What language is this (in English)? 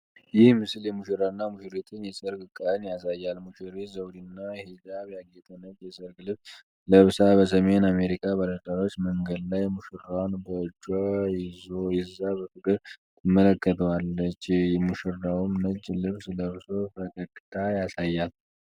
Amharic